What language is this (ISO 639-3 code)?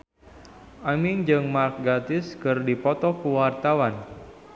sun